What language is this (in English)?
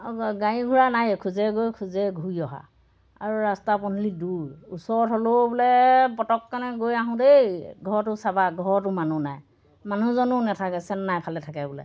Assamese